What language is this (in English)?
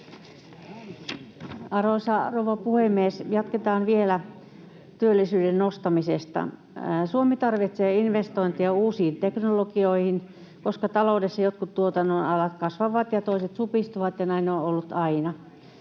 Finnish